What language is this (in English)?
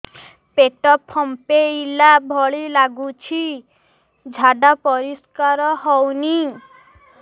Odia